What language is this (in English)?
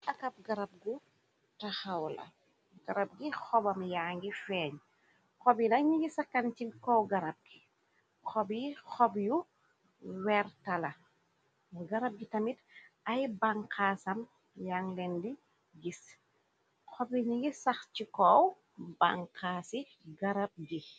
Wolof